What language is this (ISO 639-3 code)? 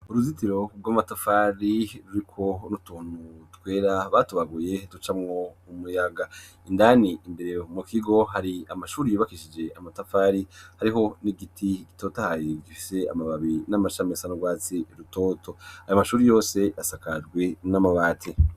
run